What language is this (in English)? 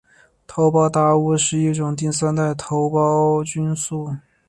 Chinese